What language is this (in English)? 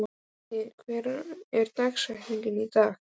Icelandic